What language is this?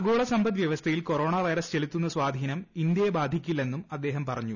Malayalam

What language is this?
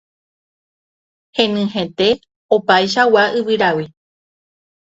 Guarani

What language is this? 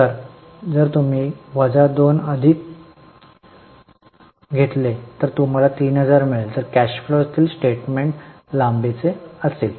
Marathi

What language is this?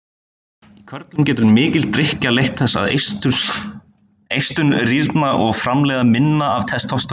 Icelandic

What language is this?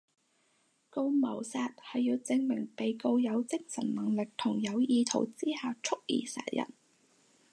Cantonese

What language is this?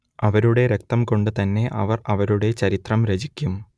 Malayalam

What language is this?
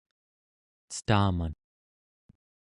Central Yupik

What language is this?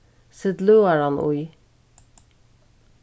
Faroese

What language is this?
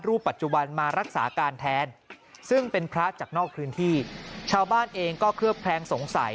Thai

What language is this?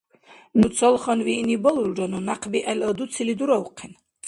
Dargwa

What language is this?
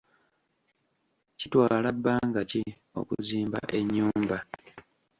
Ganda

